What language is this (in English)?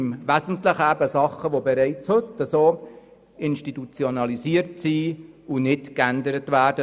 Swiss German